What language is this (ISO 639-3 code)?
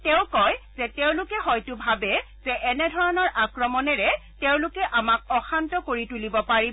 asm